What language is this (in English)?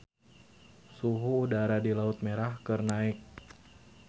Sundanese